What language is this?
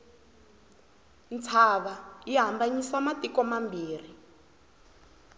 Tsonga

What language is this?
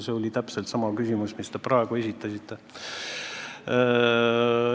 Estonian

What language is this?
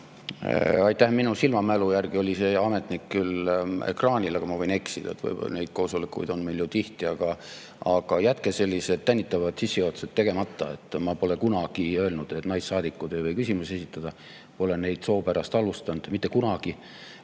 Estonian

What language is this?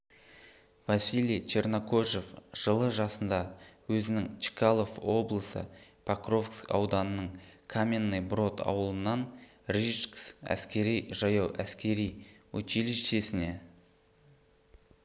Kazakh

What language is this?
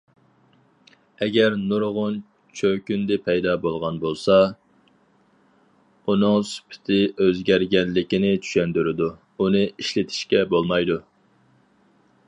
Uyghur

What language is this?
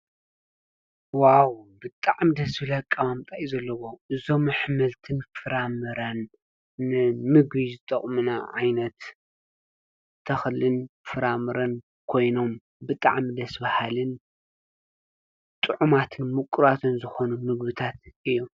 Tigrinya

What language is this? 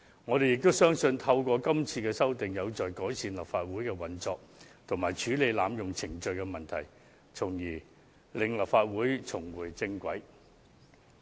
Cantonese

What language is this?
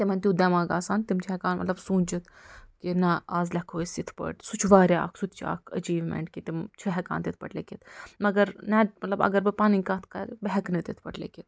Kashmiri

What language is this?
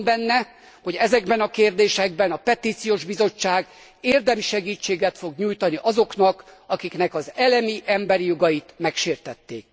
Hungarian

